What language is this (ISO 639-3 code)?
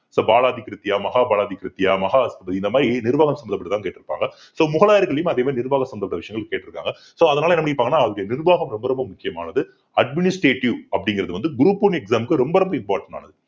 tam